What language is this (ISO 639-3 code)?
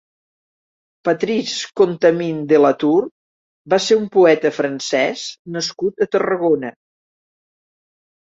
cat